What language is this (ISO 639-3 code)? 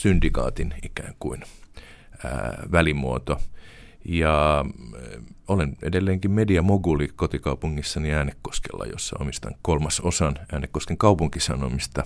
fin